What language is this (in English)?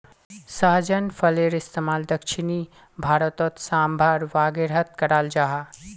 Magahi